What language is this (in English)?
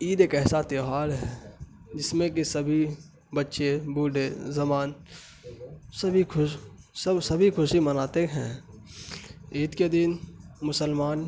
Urdu